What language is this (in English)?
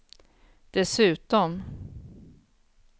Swedish